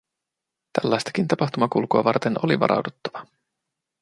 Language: Finnish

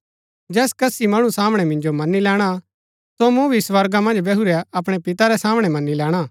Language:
Gaddi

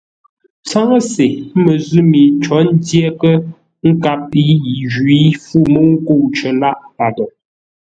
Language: Ngombale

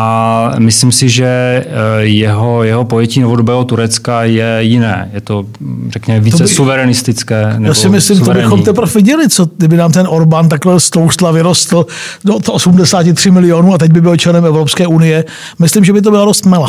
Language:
Czech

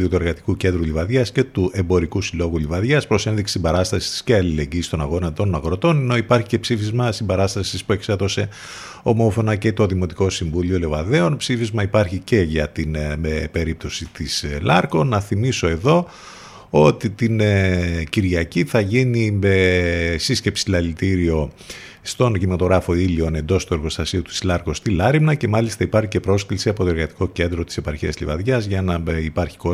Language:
Greek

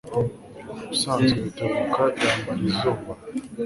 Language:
Kinyarwanda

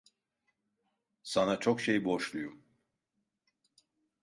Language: Turkish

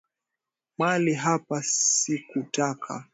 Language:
Swahili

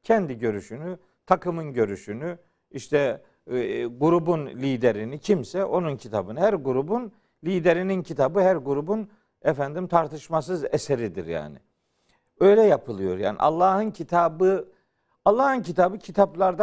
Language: Turkish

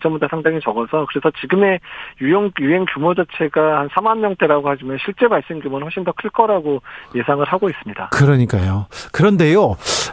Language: Korean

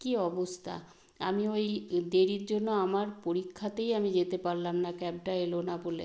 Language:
Bangla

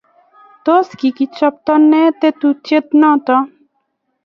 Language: Kalenjin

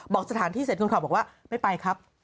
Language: Thai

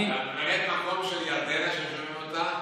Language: Hebrew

